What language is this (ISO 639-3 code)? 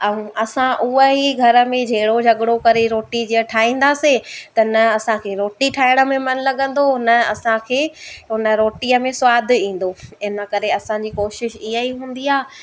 snd